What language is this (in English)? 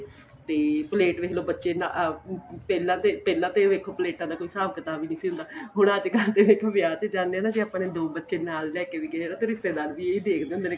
Punjabi